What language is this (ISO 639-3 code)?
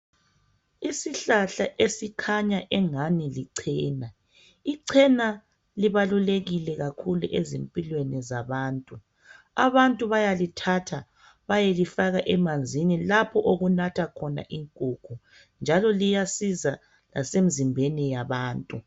nde